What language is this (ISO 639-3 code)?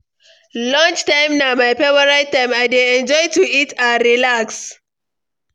pcm